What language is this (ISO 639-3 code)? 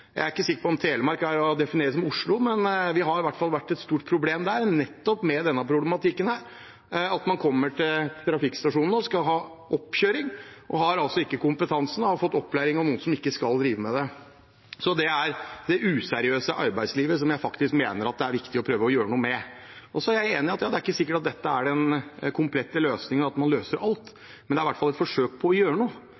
nob